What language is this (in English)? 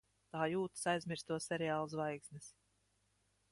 Latvian